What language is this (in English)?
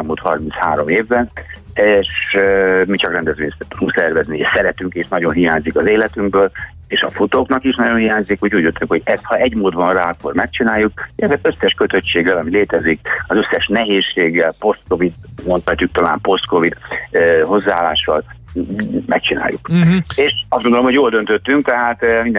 Hungarian